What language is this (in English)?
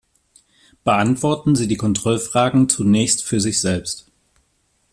German